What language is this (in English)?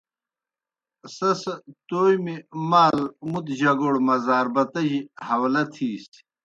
Kohistani Shina